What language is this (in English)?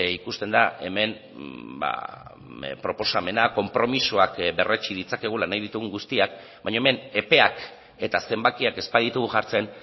Basque